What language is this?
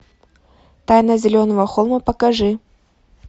Russian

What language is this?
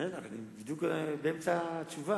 Hebrew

